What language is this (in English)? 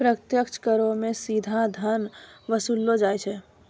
Maithili